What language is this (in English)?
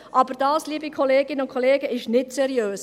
Swiss German